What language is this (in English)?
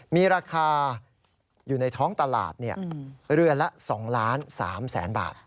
Thai